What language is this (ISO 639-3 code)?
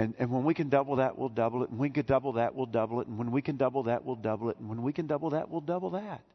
eng